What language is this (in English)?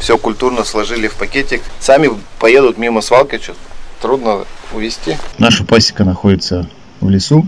Russian